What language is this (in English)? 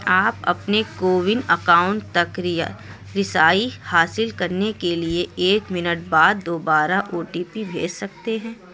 Urdu